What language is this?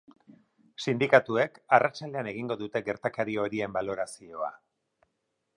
Basque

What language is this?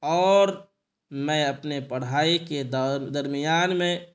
Urdu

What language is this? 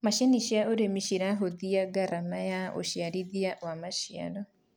Kikuyu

